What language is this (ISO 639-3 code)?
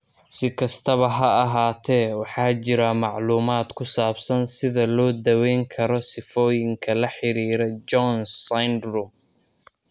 som